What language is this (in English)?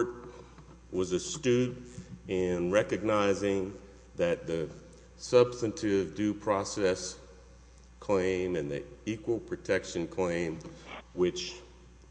English